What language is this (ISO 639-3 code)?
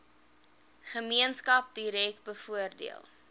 afr